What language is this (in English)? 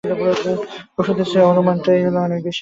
Bangla